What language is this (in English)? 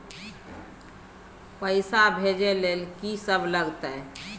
Maithili